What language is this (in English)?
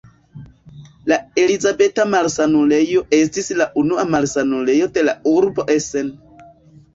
Esperanto